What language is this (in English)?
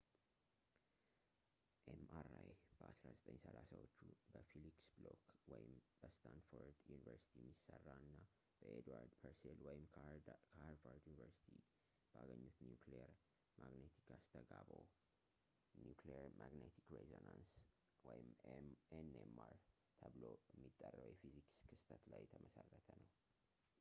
Amharic